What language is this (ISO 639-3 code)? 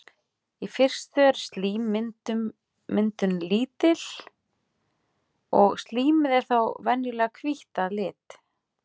isl